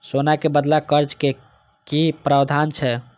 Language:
Maithili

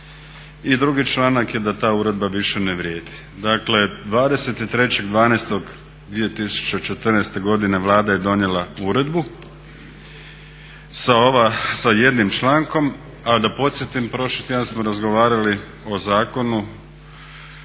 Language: Croatian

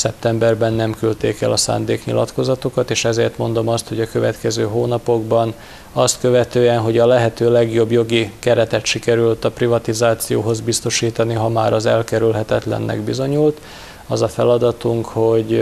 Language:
Hungarian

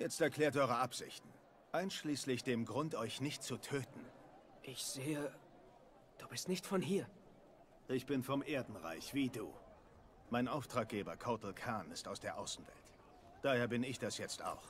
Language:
German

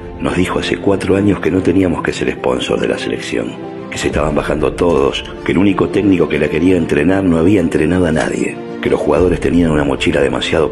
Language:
Spanish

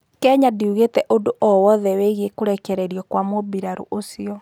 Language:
Kikuyu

